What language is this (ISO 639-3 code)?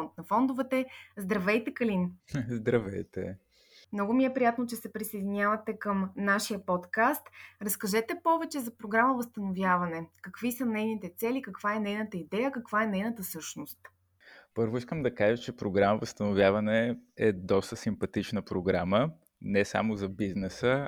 bul